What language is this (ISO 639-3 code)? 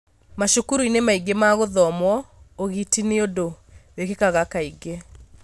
kik